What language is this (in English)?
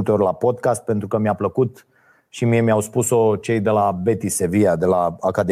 Romanian